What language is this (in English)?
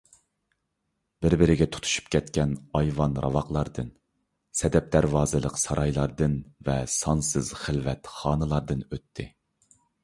Uyghur